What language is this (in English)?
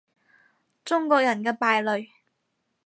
Cantonese